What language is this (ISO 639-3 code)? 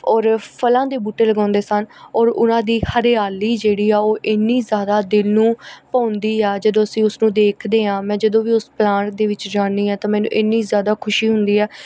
pan